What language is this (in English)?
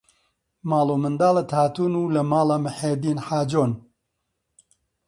Central Kurdish